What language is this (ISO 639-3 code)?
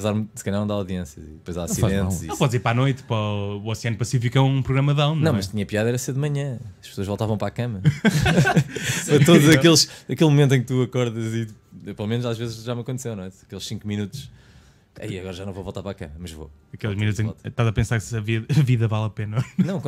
por